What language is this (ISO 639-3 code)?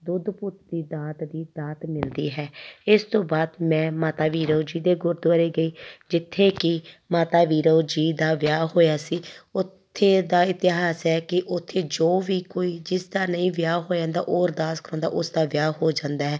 pan